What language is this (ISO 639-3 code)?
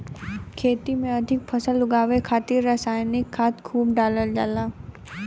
bho